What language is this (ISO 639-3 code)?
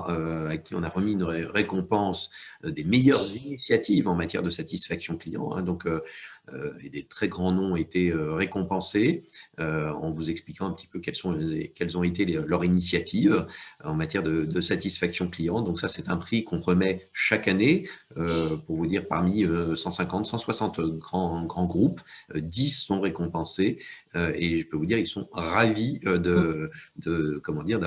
fra